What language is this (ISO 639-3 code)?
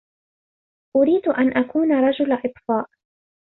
ara